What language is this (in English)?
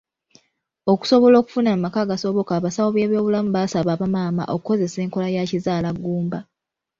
Ganda